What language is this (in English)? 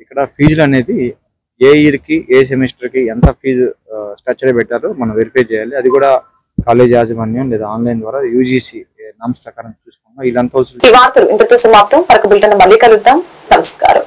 Telugu